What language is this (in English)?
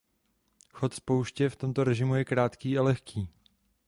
Czech